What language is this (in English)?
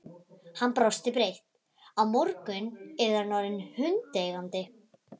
Icelandic